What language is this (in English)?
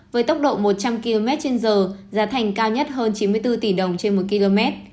Vietnamese